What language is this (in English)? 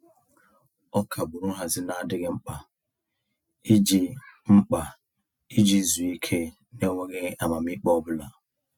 Igbo